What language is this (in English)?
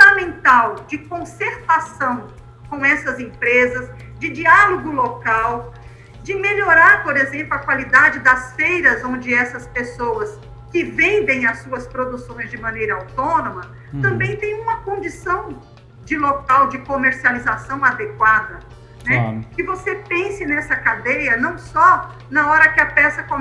Portuguese